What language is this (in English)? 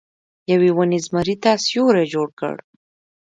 Pashto